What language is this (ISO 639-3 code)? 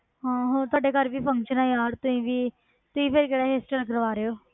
pan